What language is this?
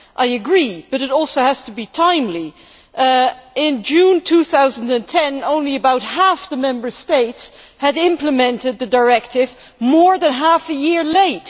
English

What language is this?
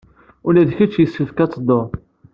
Kabyle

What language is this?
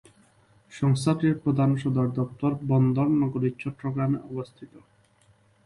Bangla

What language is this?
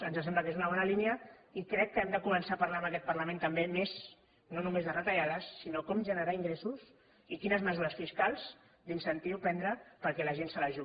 Catalan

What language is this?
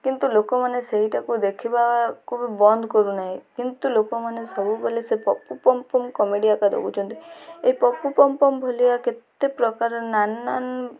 Odia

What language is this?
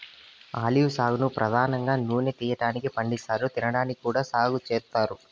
Telugu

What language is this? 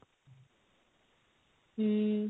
Odia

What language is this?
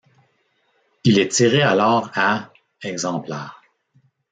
French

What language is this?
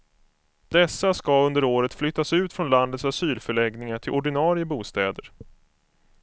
Swedish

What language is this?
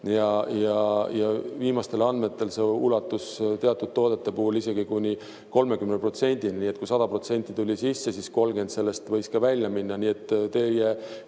Estonian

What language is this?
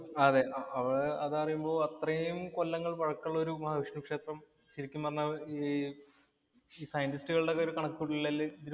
Malayalam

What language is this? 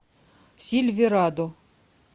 Russian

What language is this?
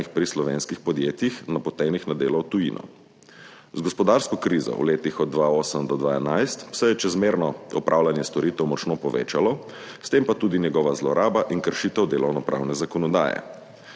Slovenian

